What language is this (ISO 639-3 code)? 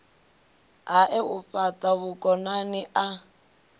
ven